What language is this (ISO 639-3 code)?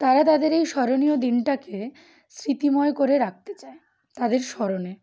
ben